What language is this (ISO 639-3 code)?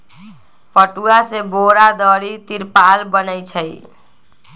mag